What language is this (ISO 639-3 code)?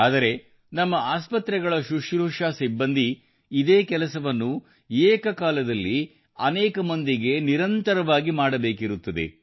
kan